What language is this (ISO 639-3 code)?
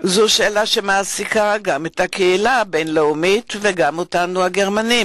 heb